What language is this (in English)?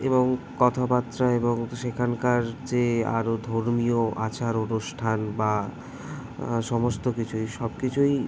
Bangla